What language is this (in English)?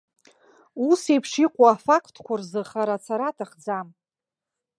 Abkhazian